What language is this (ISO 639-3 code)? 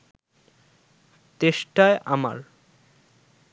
ben